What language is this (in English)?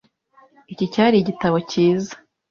Kinyarwanda